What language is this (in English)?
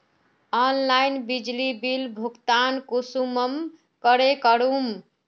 Magahi